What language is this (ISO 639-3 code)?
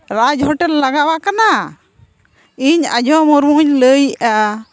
sat